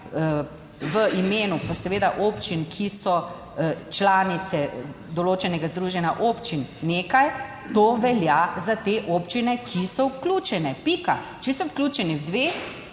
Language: Slovenian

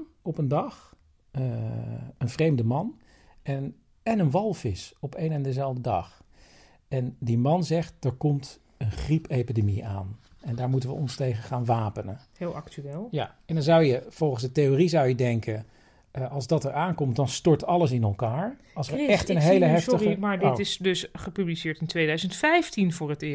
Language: Dutch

